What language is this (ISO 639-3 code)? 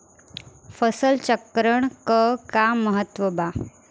bho